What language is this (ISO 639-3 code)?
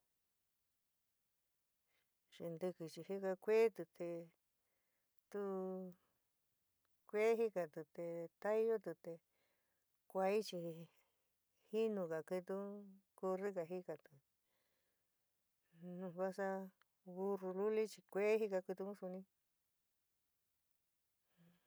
mig